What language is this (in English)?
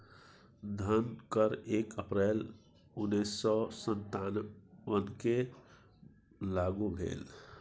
Maithili